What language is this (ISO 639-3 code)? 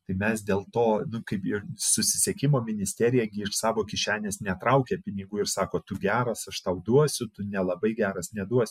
lit